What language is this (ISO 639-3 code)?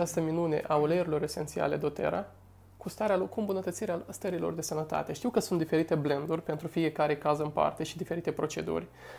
ron